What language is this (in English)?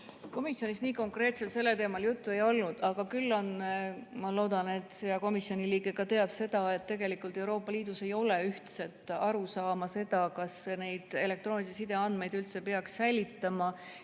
Estonian